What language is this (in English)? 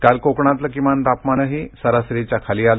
Marathi